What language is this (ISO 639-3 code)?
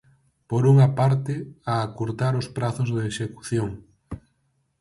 glg